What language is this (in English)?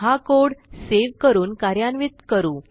Marathi